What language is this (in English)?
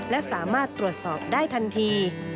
Thai